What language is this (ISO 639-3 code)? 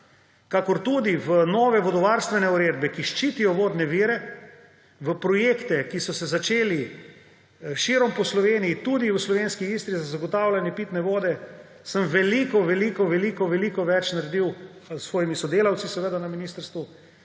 slv